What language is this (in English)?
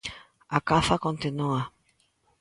Galician